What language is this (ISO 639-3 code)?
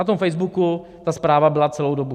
ces